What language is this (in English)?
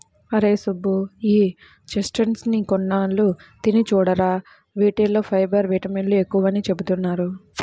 Telugu